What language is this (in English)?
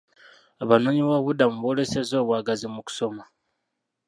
Ganda